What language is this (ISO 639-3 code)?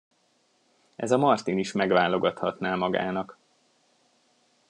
hun